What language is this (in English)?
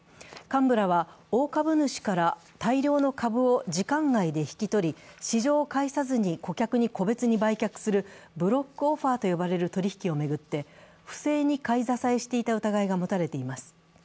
Japanese